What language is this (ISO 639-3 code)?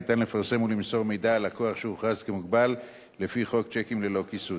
heb